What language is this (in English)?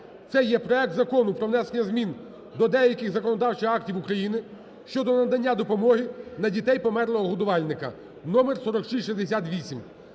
Ukrainian